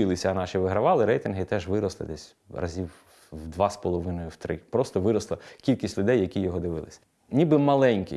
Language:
Ukrainian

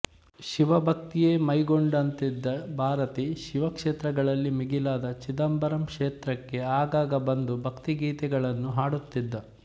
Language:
Kannada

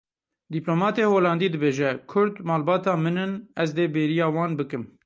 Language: Kurdish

